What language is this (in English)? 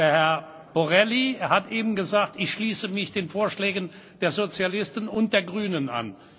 German